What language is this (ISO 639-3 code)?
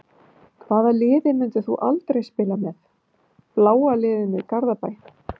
isl